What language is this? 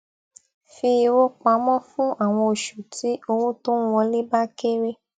Yoruba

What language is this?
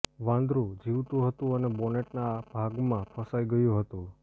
Gujarati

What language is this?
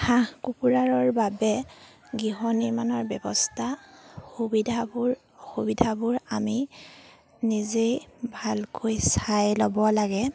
Assamese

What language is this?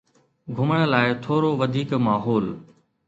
Sindhi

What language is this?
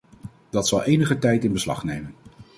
Dutch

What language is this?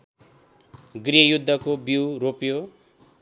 Nepali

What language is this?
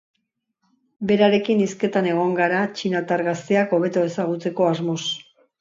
Basque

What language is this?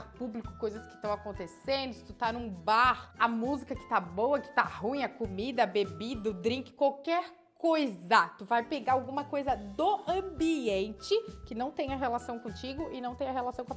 Portuguese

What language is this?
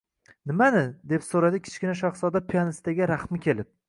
Uzbek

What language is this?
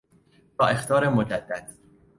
Persian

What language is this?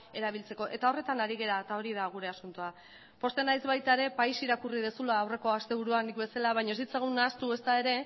Basque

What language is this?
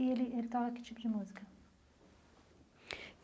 Portuguese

